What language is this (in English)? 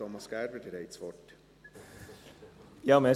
Swiss German